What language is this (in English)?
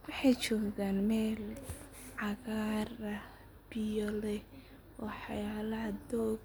Somali